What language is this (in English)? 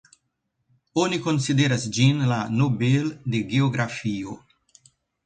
Esperanto